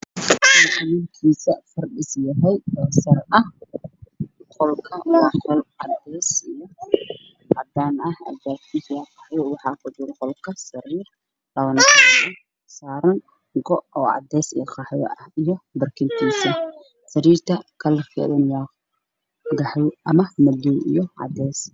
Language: Somali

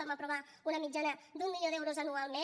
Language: Catalan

